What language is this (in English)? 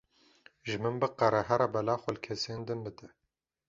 Kurdish